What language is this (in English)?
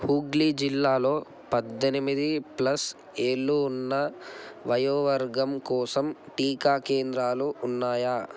Telugu